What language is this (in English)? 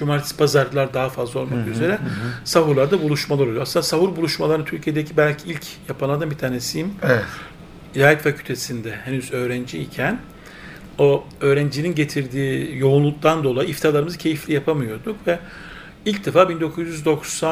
Turkish